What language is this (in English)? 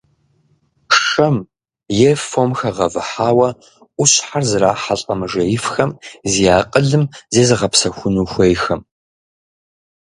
Kabardian